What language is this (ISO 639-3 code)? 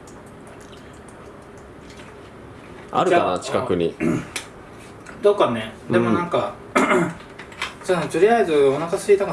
jpn